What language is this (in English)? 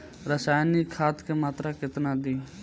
Bhojpuri